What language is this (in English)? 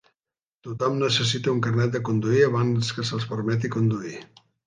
Catalan